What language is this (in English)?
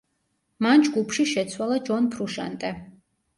Georgian